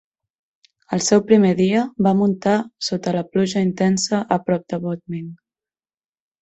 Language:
Catalan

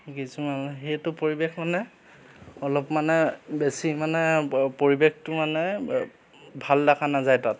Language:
Assamese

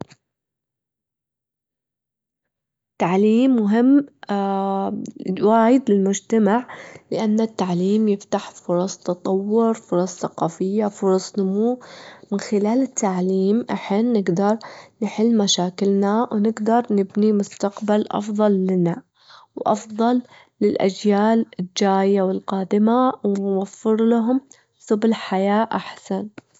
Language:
Gulf Arabic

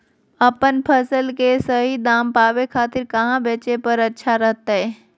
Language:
Magahi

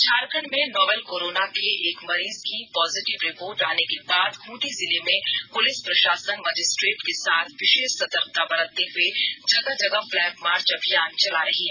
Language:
Hindi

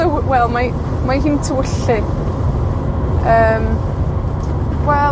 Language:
Welsh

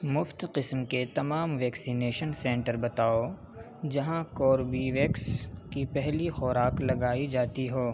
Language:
Urdu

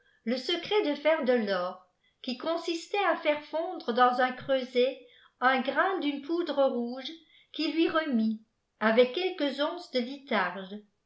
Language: French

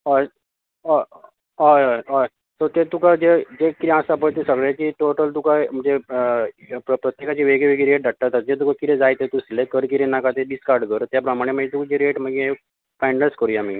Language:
Konkani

